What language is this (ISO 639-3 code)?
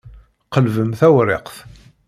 kab